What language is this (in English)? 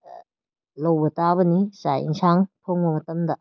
Manipuri